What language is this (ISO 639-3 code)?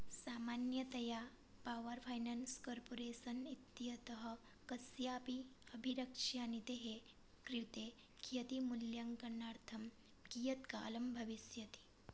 san